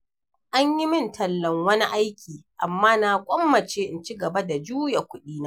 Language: Hausa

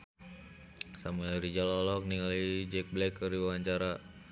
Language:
Sundanese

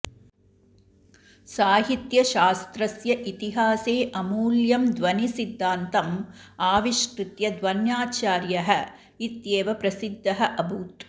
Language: Sanskrit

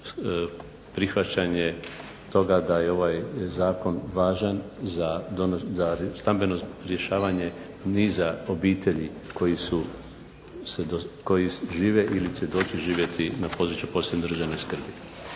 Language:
Croatian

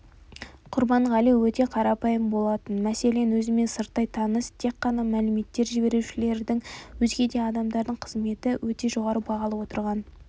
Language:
Kazakh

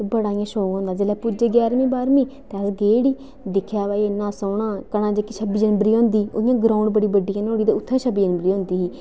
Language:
Dogri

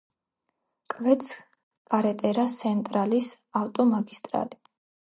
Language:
Georgian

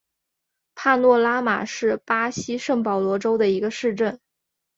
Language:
Chinese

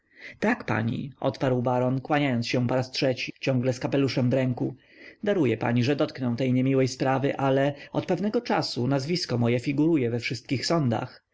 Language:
Polish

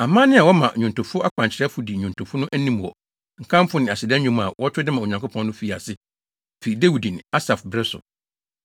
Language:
Akan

